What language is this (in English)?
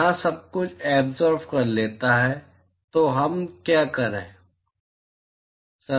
Hindi